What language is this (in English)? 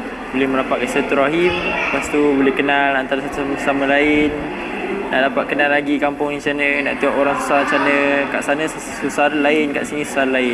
Malay